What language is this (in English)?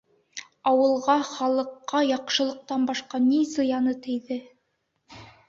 Bashkir